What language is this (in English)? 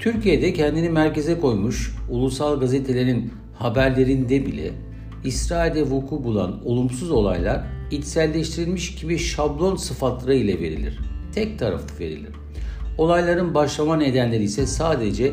Turkish